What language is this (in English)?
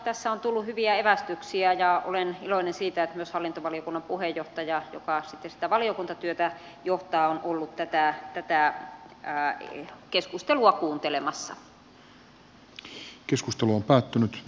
Finnish